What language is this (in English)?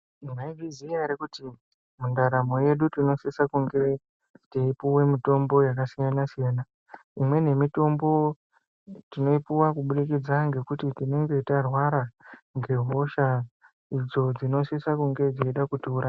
Ndau